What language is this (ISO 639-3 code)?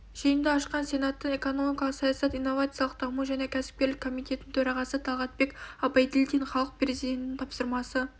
kaz